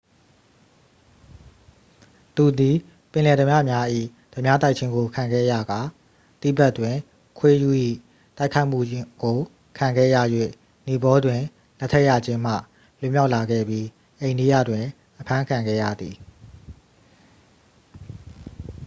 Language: Burmese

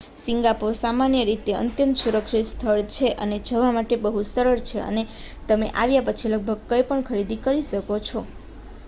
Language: Gujarati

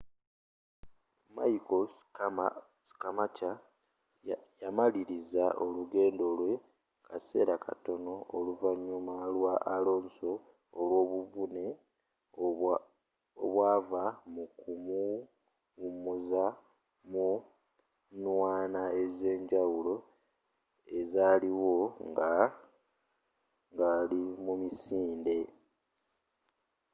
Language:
Ganda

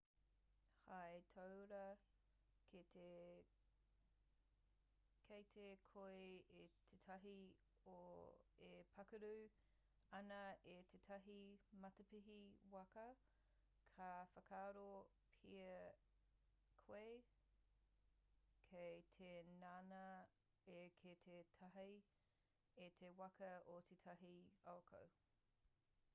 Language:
Māori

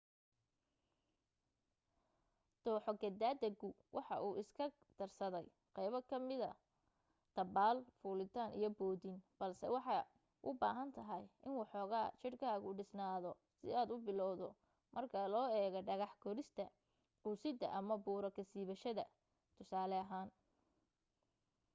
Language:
Somali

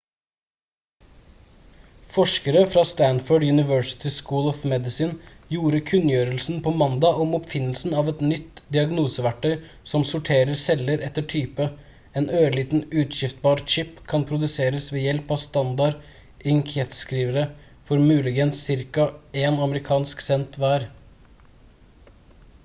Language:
Norwegian Bokmål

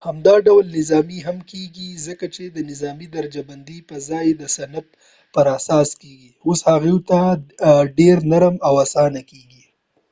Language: Pashto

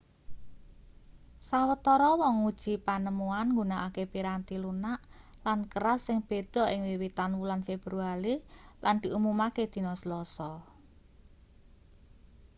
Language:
Javanese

